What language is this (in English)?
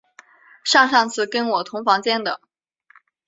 Chinese